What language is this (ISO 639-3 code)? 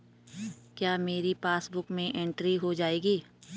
hin